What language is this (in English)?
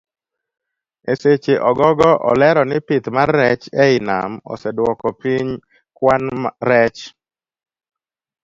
Luo (Kenya and Tanzania)